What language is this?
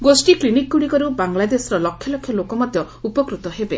Odia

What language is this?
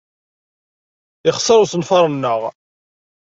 Kabyle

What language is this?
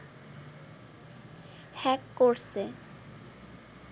Bangla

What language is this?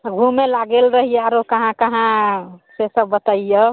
Maithili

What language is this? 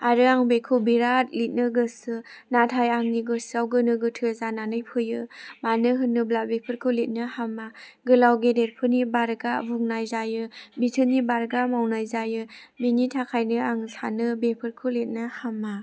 Bodo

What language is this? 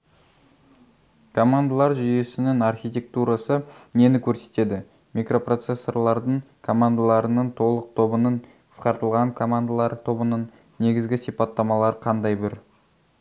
Kazakh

